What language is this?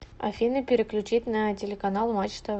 Russian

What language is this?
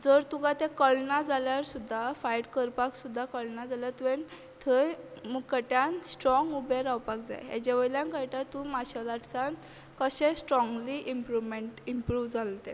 Konkani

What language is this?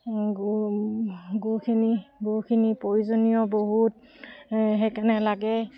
Assamese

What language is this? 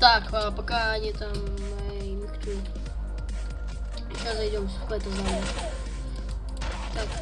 Russian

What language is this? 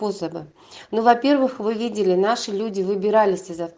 Russian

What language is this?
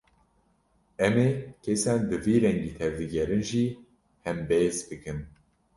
Kurdish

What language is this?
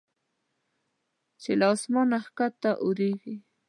Pashto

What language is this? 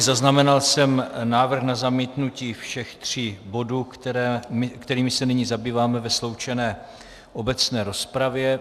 Czech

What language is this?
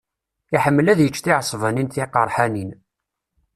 Kabyle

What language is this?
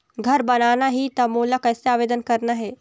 Chhattisgarhi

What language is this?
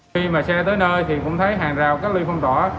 Vietnamese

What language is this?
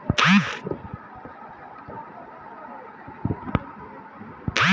Maithili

